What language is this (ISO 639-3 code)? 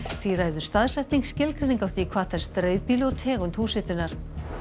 isl